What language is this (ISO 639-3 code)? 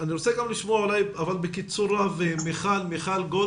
heb